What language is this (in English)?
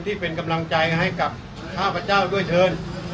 Thai